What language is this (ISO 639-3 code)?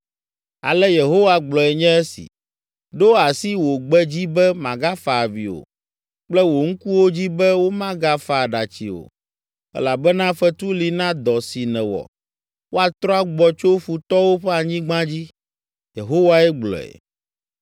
ewe